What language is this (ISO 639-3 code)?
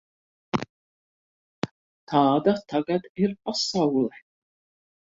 lav